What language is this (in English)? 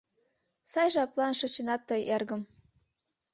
Mari